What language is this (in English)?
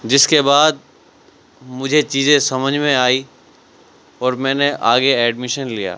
Urdu